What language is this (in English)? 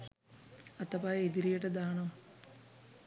Sinhala